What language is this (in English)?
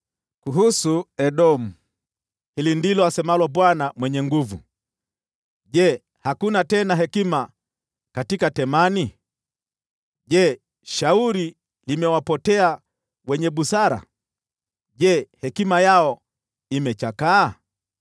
Swahili